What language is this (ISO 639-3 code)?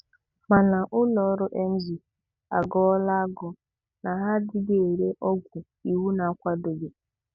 ibo